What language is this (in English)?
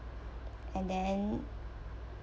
English